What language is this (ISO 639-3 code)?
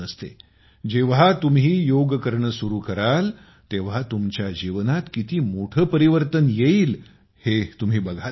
mar